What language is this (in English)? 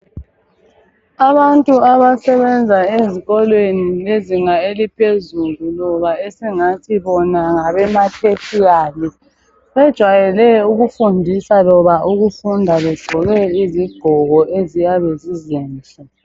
North Ndebele